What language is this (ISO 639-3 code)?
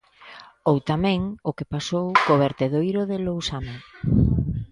glg